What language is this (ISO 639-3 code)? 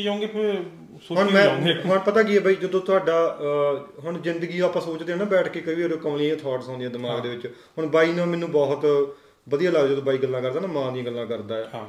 pan